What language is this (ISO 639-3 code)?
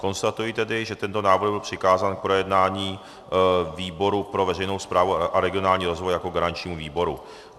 ces